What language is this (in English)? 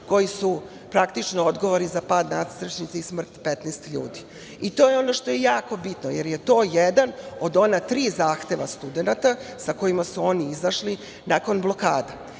Serbian